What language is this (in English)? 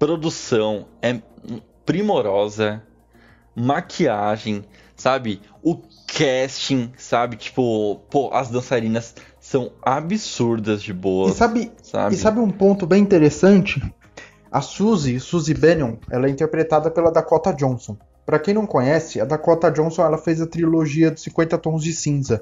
Portuguese